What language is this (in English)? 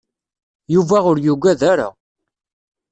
Kabyle